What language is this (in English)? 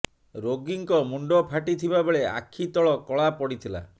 Odia